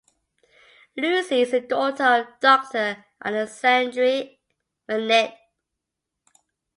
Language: English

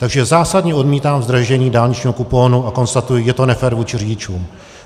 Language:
Czech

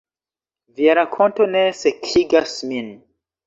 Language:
Esperanto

